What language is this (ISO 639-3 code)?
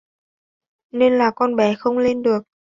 vie